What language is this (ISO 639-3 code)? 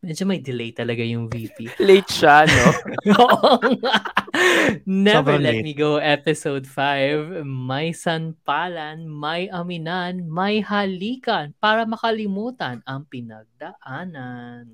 fil